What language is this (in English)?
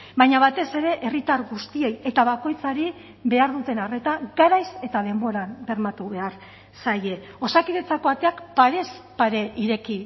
Basque